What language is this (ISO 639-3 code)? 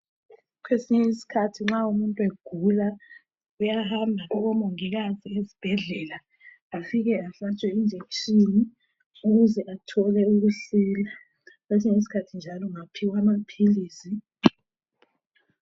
nde